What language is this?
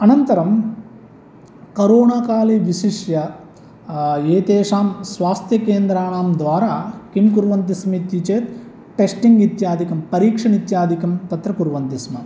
Sanskrit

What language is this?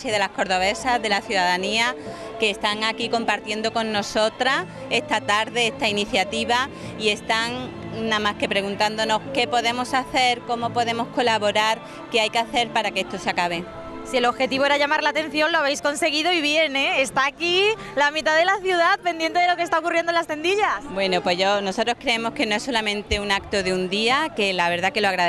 Spanish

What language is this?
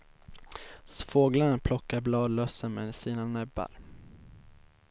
Swedish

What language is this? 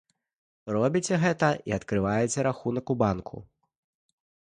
Belarusian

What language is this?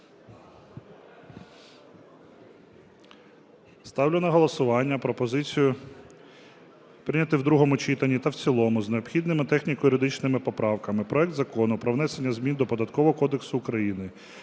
Ukrainian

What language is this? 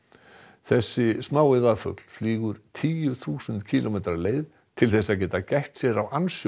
Icelandic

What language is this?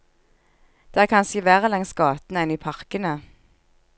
Norwegian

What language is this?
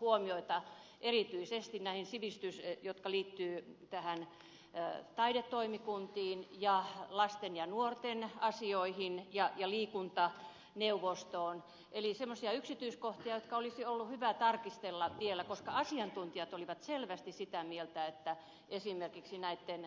Finnish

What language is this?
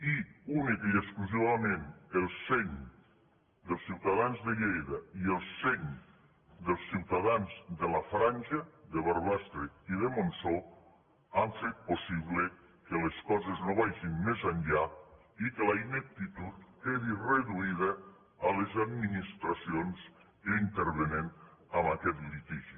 Catalan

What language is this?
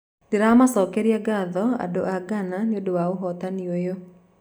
Kikuyu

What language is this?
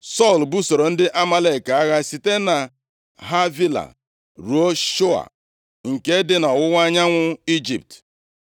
Igbo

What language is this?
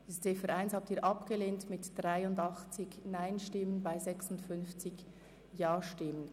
Swiss German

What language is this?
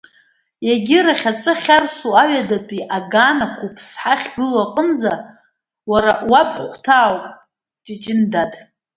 Abkhazian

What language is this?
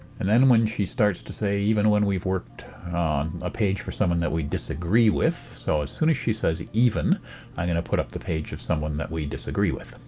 English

